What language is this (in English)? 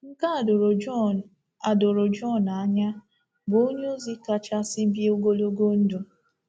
Igbo